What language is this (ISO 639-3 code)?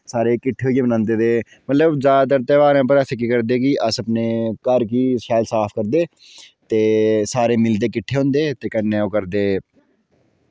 doi